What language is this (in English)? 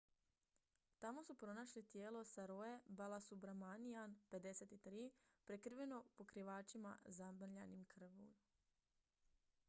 Croatian